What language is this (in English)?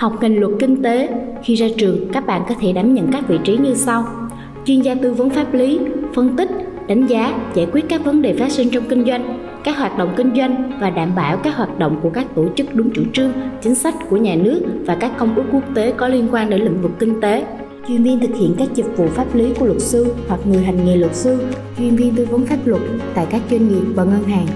Vietnamese